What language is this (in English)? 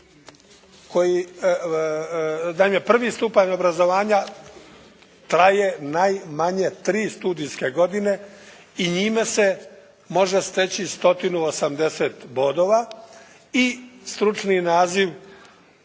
Croatian